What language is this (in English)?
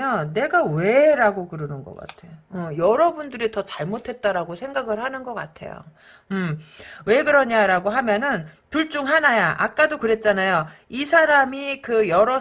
Korean